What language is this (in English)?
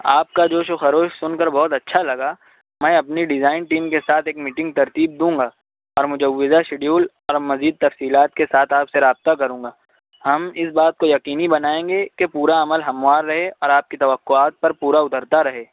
Urdu